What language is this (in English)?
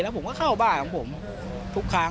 Thai